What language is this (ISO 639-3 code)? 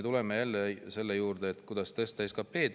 est